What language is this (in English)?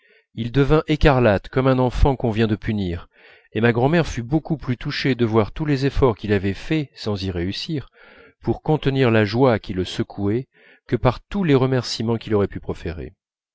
French